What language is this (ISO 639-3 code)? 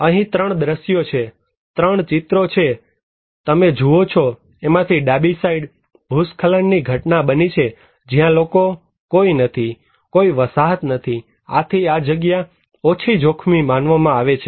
guj